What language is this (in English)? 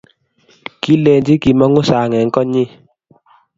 Kalenjin